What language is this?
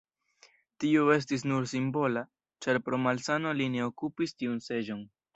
Esperanto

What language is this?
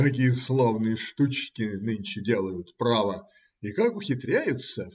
Russian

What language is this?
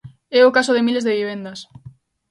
Galician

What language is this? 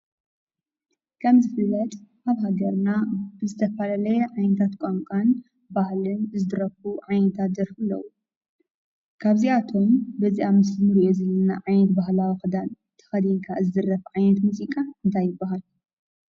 Tigrinya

